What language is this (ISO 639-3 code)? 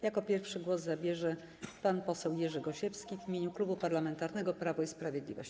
pol